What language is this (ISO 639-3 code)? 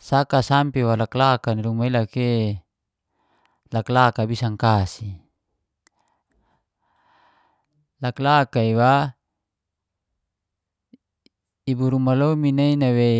ges